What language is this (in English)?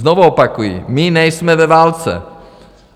Czech